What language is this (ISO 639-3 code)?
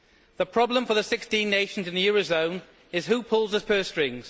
eng